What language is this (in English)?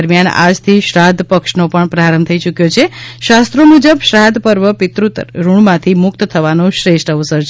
Gujarati